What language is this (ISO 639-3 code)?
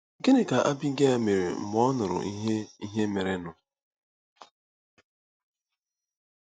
ibo